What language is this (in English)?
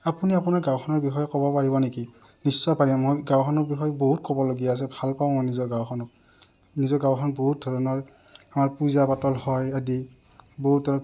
Assamese